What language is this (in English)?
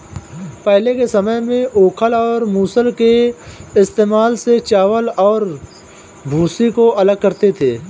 Hindi